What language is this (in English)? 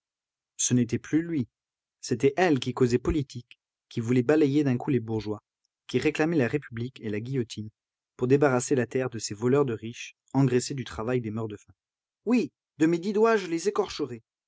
French